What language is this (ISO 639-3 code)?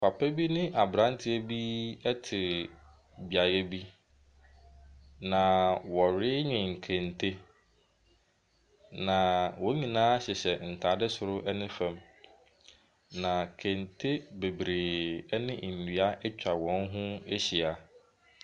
aka